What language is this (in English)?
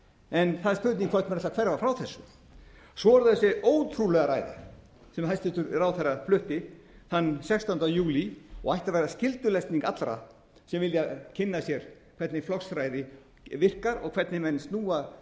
Icelandic